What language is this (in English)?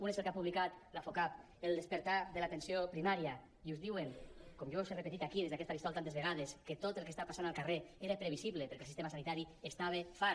Catalan